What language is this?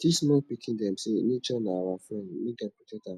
Nigerian Pidgin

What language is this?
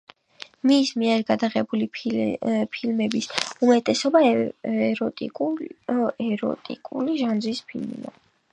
Georgian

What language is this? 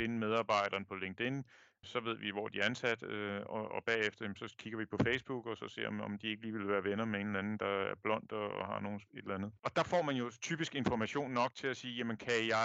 Danish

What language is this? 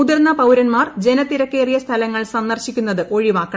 Malayalam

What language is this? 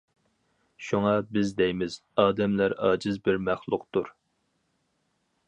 Uyghur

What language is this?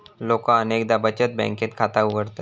Marathi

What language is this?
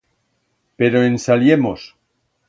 Aragonese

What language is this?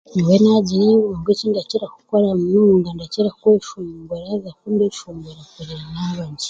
Chiga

